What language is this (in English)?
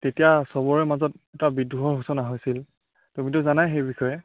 Assamese